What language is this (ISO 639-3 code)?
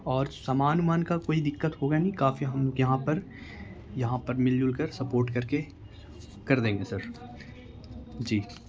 urd